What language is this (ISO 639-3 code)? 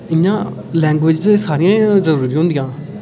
doi